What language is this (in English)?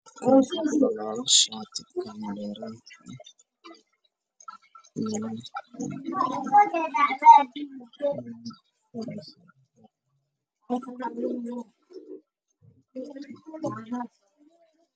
Somali